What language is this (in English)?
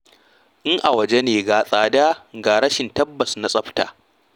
Hausa